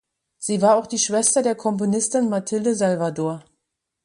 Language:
German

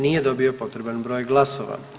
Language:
Croatian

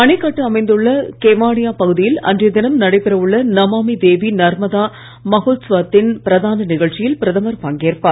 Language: Tamil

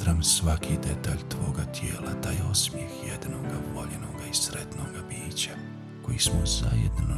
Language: Croatian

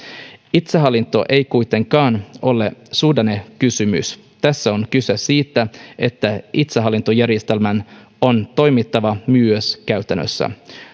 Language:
Finnish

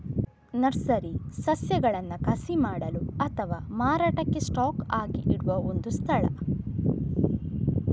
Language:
Kannada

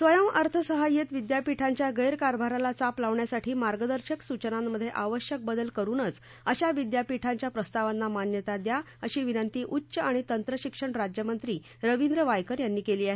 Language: Marathi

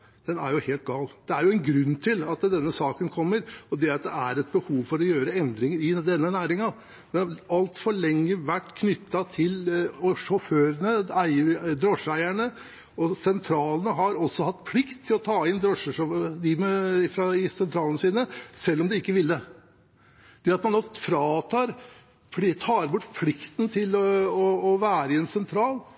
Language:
Norwegian Bokmål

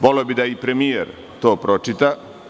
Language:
Serbian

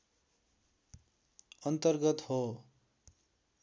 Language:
Nepali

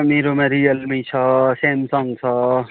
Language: Nepali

